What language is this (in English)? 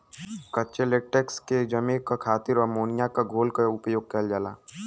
Bhojpuri